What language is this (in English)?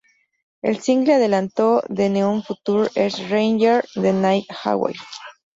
Spanish